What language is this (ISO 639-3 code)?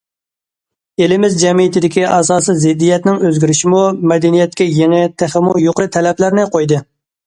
uig